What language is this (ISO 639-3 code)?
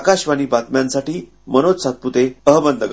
mar